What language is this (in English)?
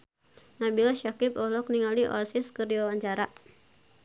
Sundanese